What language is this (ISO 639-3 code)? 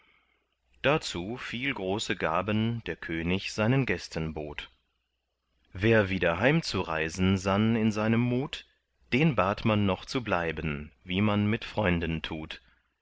deu